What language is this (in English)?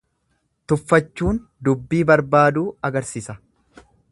Oromo